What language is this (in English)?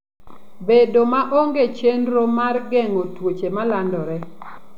Luo (Kenya and Tanzania)